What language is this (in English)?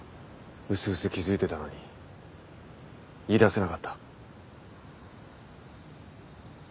Japanese